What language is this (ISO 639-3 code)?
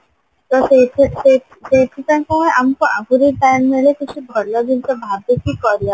ori